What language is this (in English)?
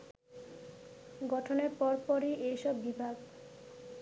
Bangla